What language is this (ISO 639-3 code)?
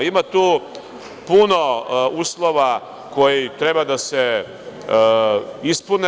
srp